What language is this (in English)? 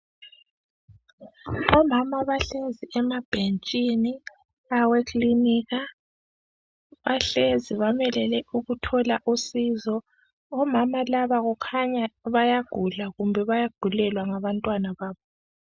North Ndebele